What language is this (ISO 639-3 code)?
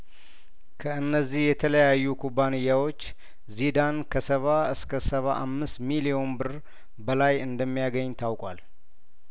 amh